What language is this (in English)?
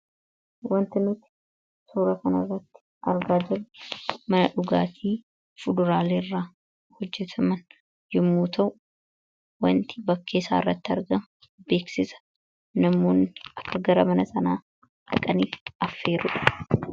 Oromo